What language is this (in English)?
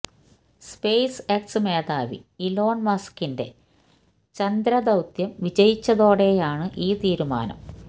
Malayalam